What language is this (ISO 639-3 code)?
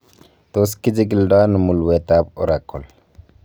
kln